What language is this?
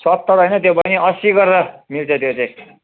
Nepali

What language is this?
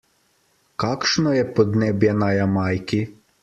Slovenian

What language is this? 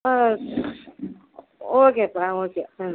Tamil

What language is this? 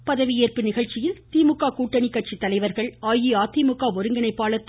Tamil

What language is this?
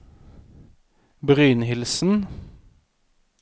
Norwegian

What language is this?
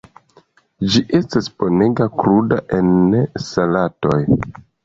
Esperanto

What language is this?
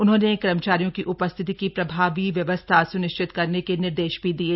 Hindi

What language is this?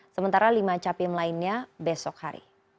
Indonesian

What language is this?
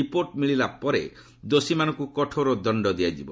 Odia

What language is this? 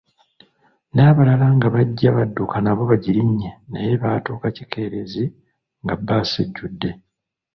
Ganda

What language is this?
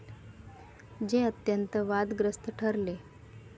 Marathi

